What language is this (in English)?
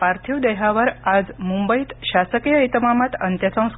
Marathi